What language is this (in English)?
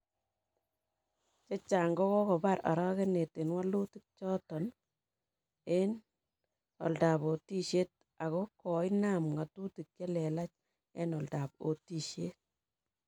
Kalenjin